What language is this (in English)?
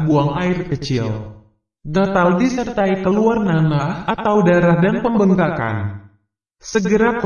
Indonesian